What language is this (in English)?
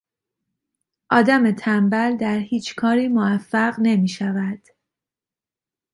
Persian